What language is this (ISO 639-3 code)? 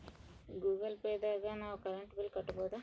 kan